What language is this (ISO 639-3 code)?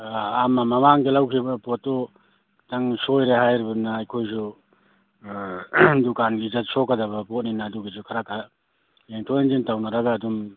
mni